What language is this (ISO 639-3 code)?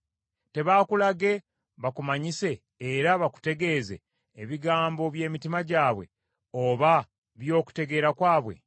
lug